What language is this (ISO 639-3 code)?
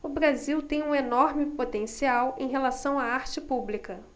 por